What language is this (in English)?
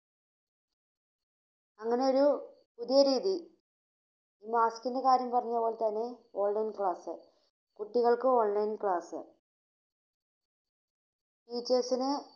Malayalam